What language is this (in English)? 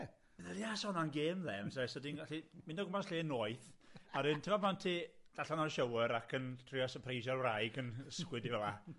Welsh